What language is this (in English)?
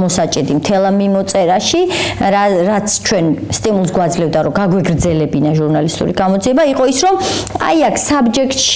Romanian